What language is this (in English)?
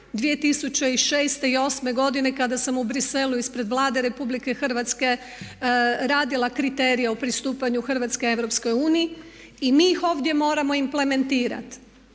Croatian